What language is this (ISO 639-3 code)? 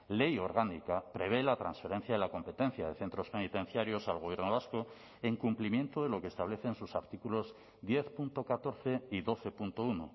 spa